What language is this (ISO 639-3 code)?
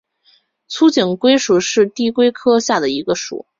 zho